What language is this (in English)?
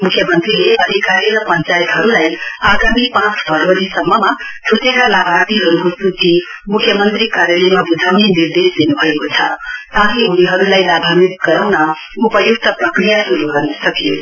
Nepali